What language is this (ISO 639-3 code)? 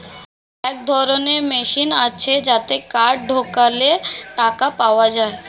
ben